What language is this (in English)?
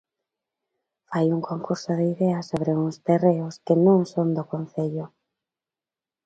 Galician